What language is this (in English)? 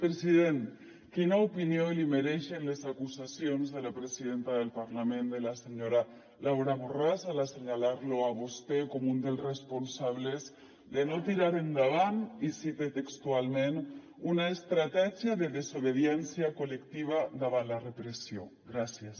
Catalan